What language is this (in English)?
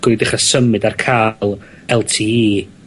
Welsh